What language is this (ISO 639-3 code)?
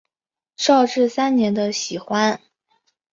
zho